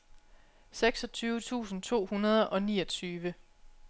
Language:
Danish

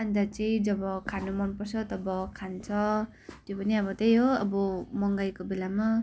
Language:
Nepali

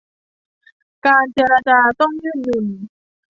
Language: Thai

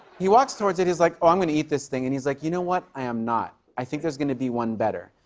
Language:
English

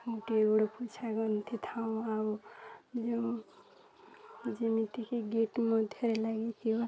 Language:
Odia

